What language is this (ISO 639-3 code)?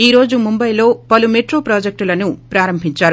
tel